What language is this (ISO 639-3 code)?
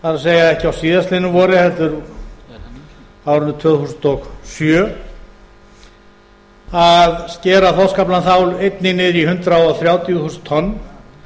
isl